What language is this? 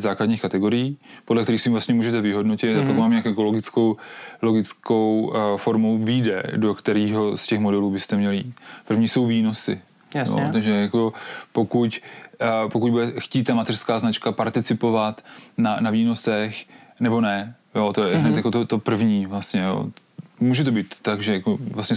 Czech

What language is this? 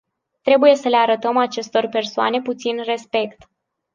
Romanian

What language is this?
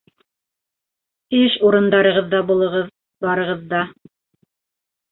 Bashkir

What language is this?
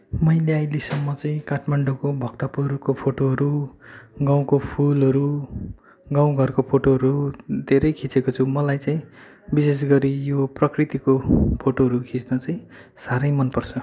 Nepali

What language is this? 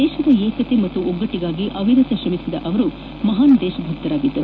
Kannada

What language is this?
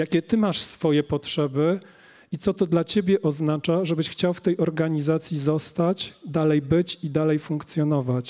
Polish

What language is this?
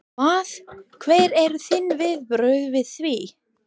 Icelandic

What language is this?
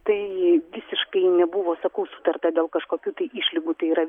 Lithuanian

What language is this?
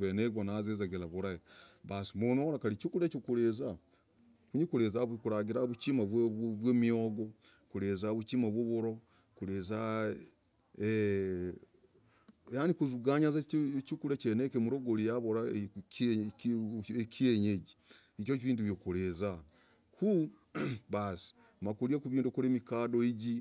Logooli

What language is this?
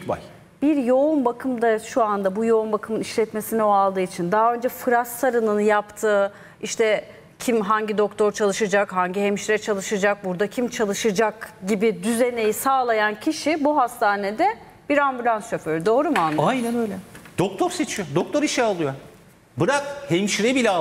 Turkish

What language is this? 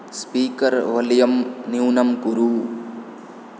Sanskrit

